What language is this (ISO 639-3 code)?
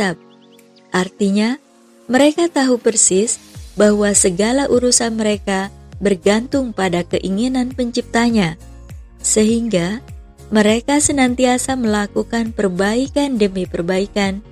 ind